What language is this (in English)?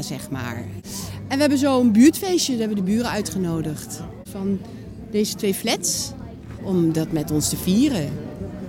Dutch